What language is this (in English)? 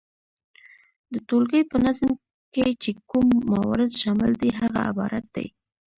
Pashto